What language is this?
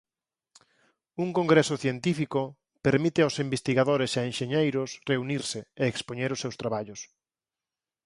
Galician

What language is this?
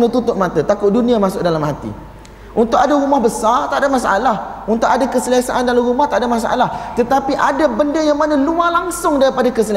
Malay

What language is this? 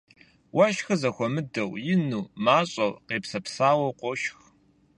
Kabardian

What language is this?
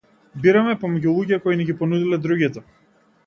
Macedonian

